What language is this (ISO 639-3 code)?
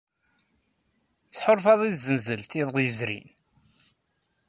kab